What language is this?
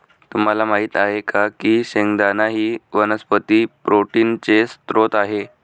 Marathi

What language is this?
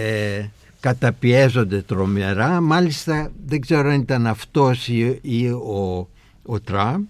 Greek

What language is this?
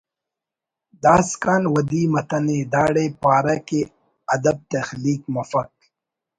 Brahui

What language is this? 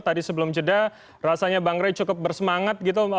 Indonesian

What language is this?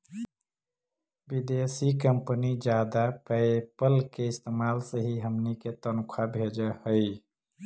Magahi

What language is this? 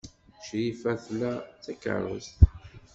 Kabyle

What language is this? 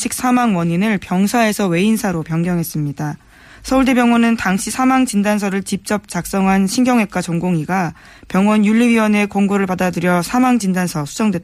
Korean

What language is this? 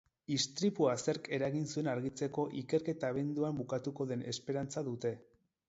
Basque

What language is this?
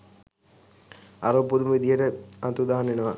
Sinhala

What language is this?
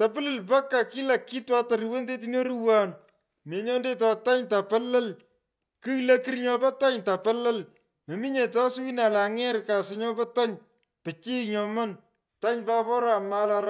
Pökoot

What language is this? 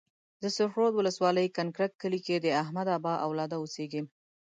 Pashto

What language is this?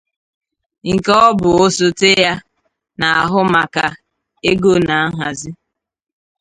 Igbo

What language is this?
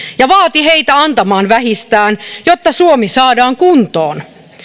Finnish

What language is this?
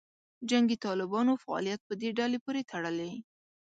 Pashto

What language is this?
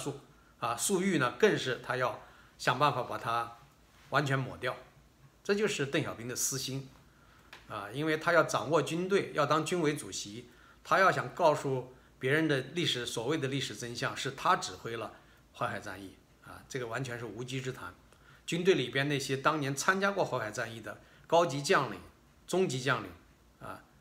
Chinese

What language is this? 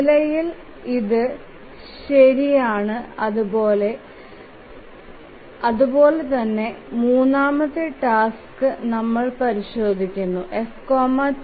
Malayalam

